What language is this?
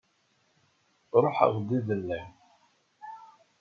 Kabyle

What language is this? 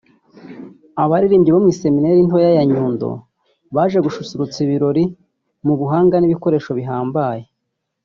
Kinyarwanda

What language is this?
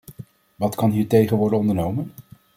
Dutch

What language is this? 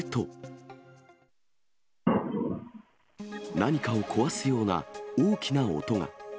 Japanese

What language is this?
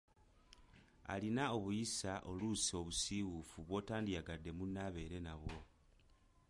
Ganda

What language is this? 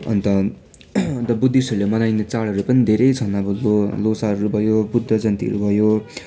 Nepali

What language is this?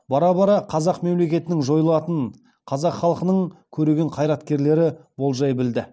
Kazakh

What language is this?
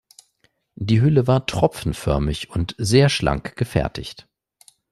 German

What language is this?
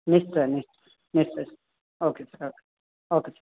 Odia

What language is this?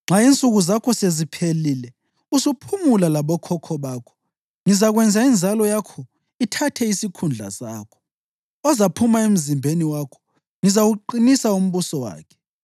North Ndebele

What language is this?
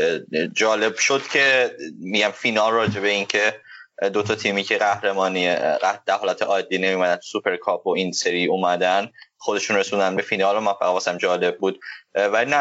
Persian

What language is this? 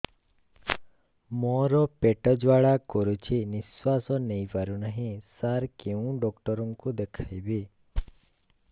Odia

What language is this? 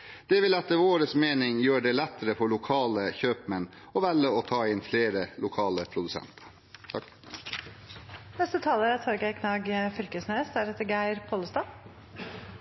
Norwegian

